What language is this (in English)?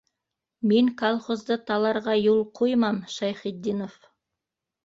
Bashkir